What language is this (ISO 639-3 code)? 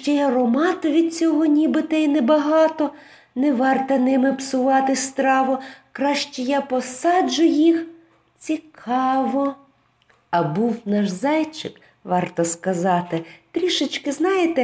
ukr